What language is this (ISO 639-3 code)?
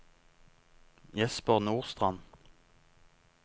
nor